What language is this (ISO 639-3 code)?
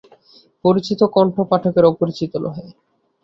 ben